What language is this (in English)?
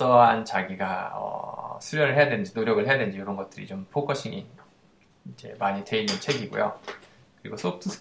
Korean